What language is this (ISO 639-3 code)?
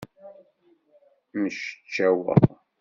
kab